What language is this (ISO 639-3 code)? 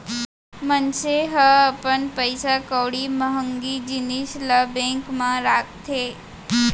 hne